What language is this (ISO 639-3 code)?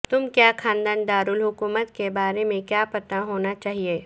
urd